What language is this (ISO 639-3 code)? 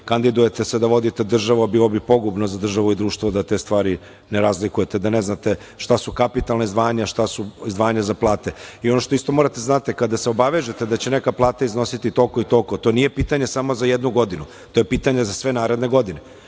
srp